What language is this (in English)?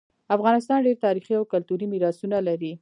Pashto